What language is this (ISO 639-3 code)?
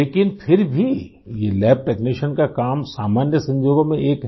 hin